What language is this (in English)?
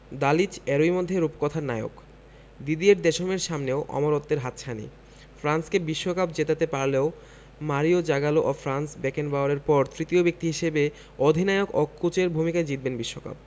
Bangla